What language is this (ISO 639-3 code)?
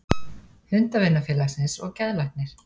isl